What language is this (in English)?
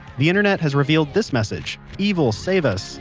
English